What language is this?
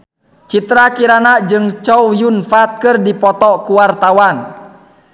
Sundanese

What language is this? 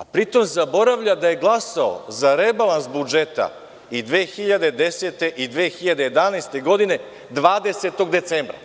Serbian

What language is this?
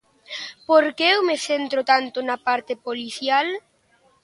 Galician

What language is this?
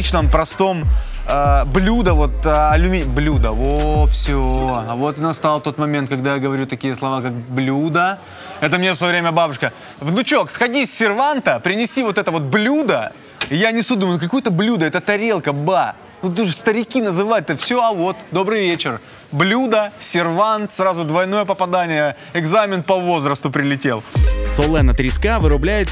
Russian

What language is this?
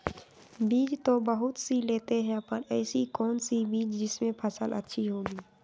Magahi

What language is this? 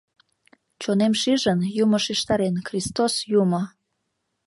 Mari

